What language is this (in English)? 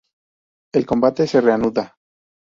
Spanish